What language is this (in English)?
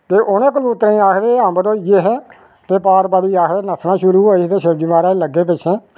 Dogri